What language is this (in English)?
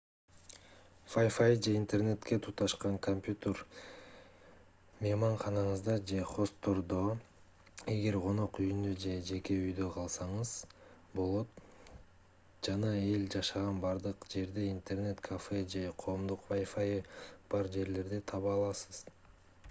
Kyrgyz